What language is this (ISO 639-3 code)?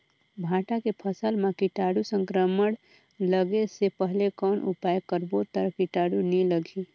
hne